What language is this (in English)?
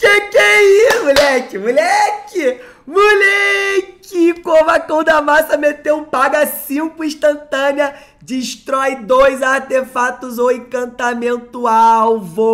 Portuguese